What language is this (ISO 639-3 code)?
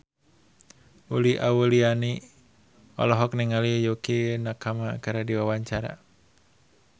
sun